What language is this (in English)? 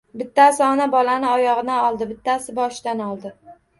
Uzbek